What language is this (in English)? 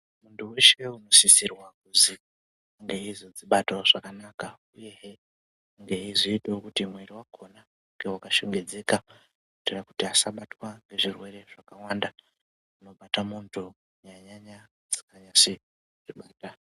Ndau